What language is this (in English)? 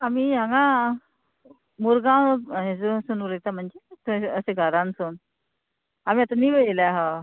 Konkani